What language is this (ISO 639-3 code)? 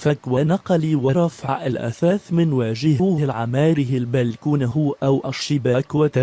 ara